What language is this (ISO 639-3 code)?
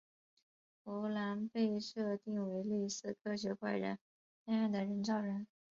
zho